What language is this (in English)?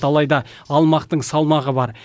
Kazakh